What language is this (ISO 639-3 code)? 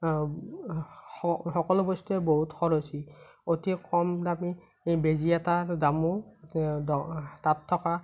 asm